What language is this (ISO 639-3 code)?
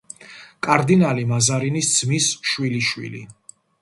kat